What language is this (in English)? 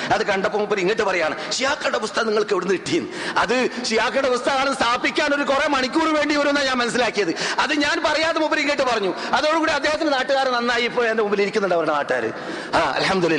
Malayalam